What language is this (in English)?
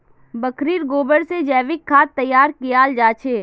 Magahi